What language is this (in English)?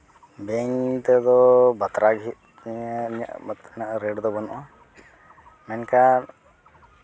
Santali